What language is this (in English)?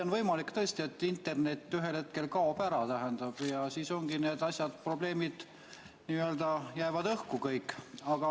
Estonian